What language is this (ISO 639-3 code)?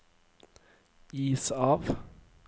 nor